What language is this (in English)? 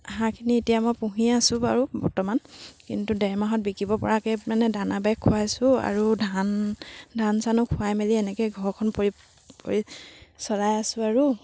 Assamese